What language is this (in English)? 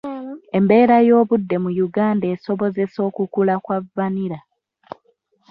Ganda